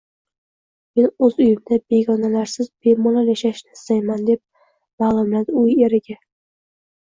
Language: Uzbek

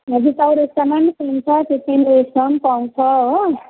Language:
Nepali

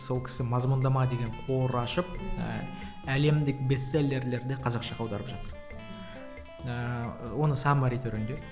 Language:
Kazakh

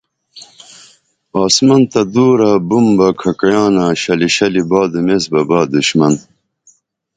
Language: Dameli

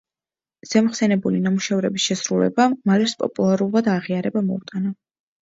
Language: Georgian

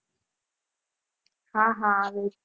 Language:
Gujarati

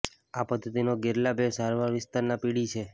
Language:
Gujarati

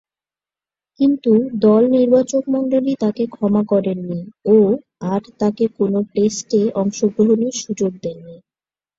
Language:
Bangla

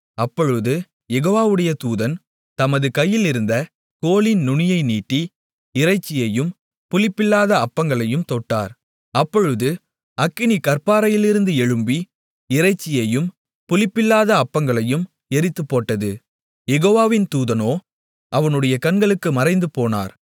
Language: Tamil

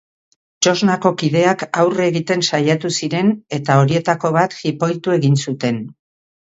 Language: Basque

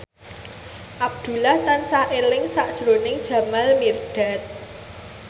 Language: Javanese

